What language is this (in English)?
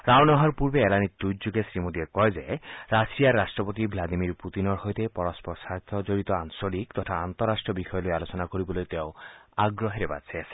Assamese